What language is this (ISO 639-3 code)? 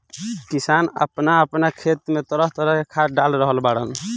bho